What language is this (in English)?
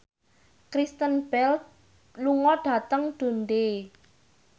Javanese